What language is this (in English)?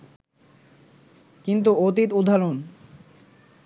Bangla